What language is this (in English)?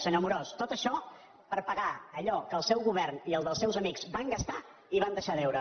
Catalan